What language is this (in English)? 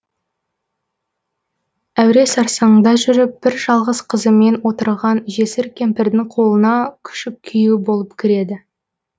Kazakh